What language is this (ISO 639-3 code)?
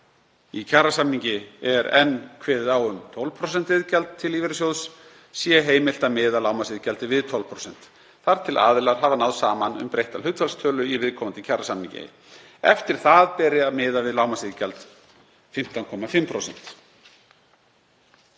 isl